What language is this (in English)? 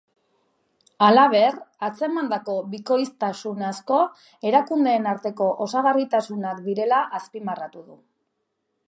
Basque